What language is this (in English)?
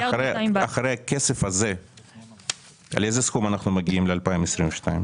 Hebrew